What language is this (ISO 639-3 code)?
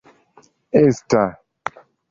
epo